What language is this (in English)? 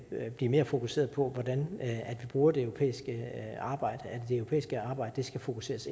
Danish